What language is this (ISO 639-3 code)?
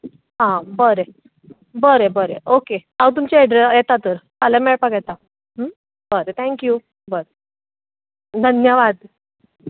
kok